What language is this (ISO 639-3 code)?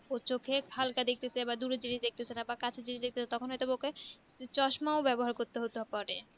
ben